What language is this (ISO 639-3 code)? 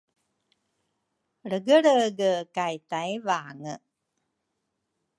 dru